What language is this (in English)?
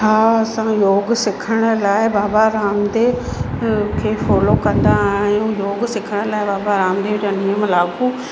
Sindhi